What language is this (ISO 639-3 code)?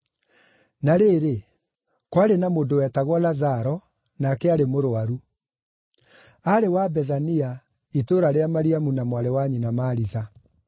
kik